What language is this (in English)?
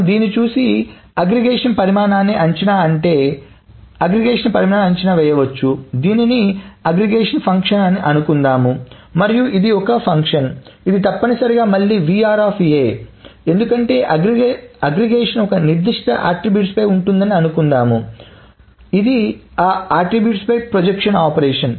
Telugu